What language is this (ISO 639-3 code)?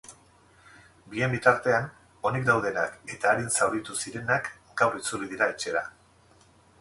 eus